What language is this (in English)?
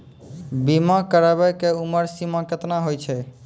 Maithili